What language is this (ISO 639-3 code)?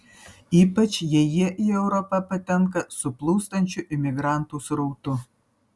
lit